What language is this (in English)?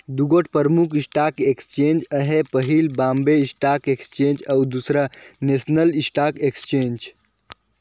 Chhattisgarhi